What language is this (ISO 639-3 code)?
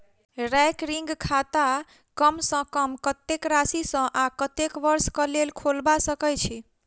mai